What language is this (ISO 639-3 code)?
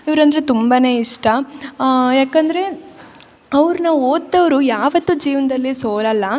kan